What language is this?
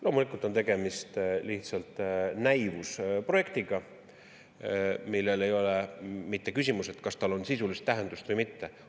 Estonian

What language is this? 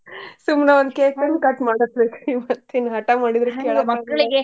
Kannada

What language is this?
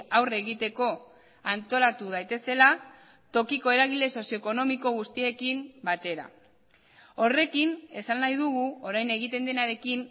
Basque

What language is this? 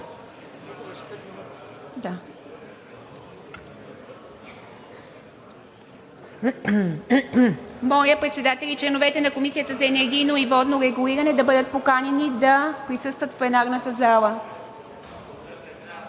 Bulgarian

